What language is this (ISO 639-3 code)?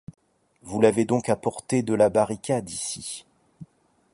fra